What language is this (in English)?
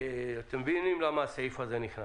Hebrew